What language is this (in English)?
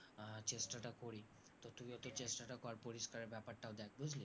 Bangla